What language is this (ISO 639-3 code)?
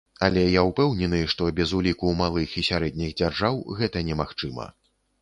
bel